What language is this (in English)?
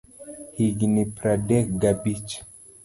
Luo (Kenya and Tanzania)